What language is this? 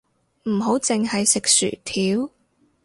Cantonese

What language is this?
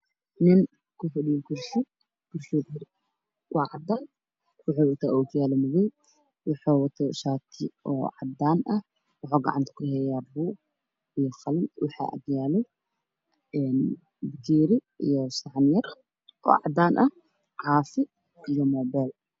Somali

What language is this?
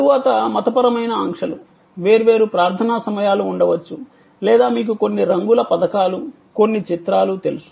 Telugu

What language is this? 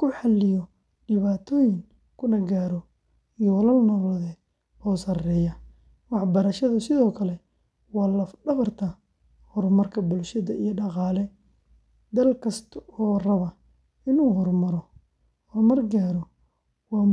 Somali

